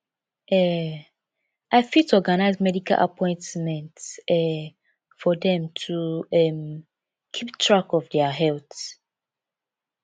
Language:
Nigerian Pidgin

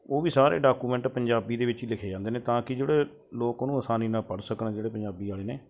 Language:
Punjabi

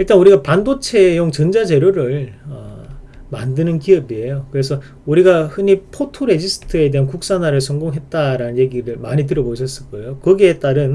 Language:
Korean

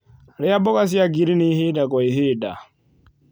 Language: Kikuyu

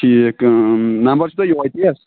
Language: Kashmiri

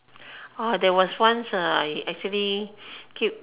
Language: English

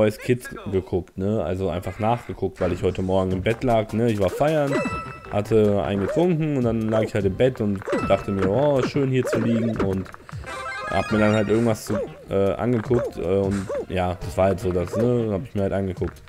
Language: German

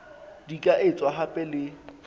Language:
Southern Sotho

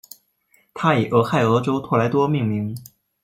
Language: Chinese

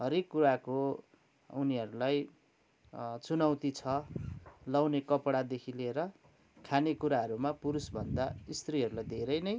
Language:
Nepali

